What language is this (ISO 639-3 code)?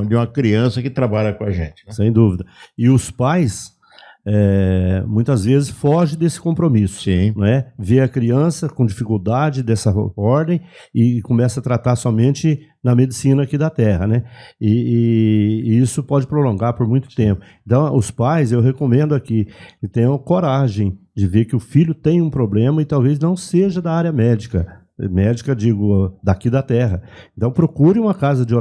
por